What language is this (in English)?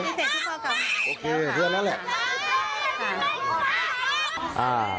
Thai